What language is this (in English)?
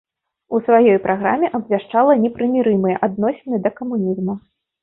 Belarusian